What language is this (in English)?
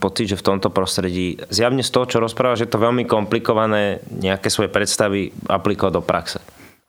Slovak